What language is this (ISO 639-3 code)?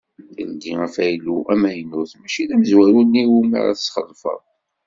kab